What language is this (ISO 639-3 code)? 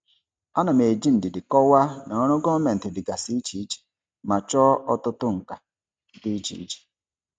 ibo